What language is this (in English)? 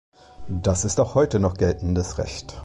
German